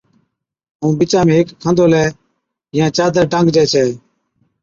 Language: Od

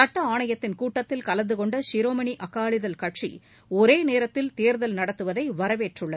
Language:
Tamil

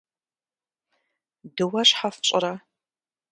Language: Kabardian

